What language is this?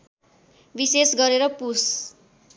Nepali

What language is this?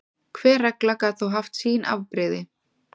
Icelandic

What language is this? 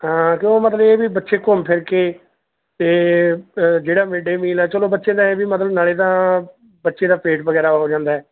Punjabi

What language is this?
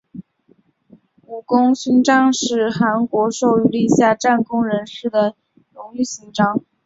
Chinese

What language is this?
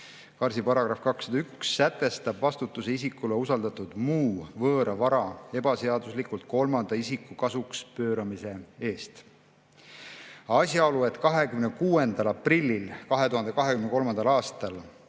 Estonian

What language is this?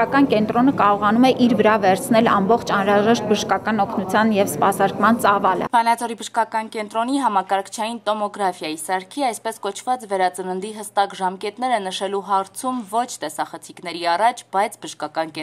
Romanian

